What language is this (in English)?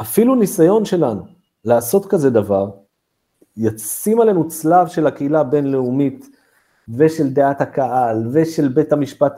Hebrew